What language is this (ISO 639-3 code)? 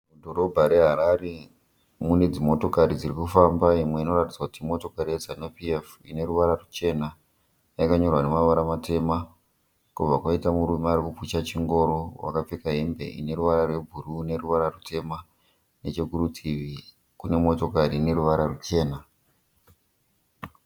sna